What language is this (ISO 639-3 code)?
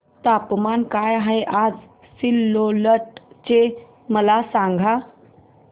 mar